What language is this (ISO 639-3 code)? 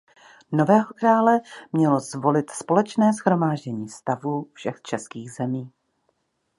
ces